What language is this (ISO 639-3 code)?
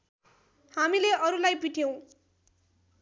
nep